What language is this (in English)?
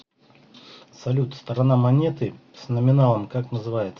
Russian